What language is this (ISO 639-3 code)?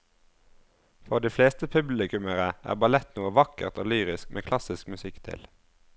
nor